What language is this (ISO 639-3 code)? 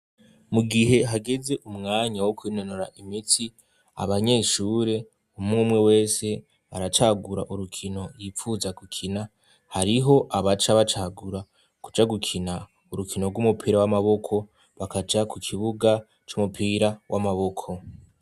run